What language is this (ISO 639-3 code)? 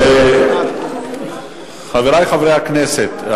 heb